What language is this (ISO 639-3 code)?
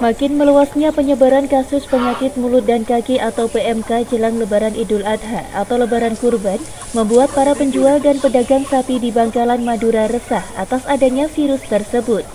ind